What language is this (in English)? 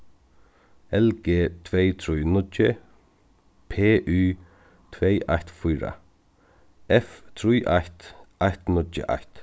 Faroese